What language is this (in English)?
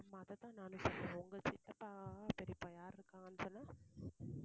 Tamil